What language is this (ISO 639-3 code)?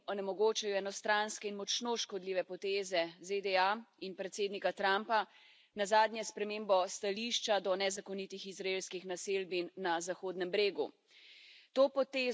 slv